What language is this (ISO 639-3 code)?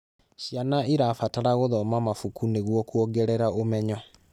kik